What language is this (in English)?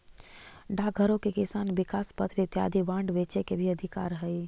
Magahi